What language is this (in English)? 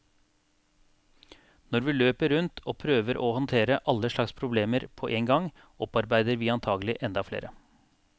Norwegian